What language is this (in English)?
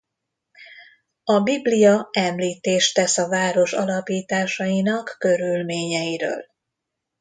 Hungarian